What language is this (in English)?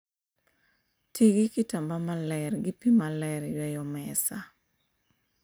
Luo (Kenya and Tanzania)